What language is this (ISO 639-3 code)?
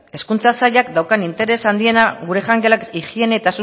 eus